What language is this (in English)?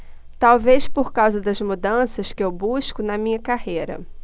Portuguese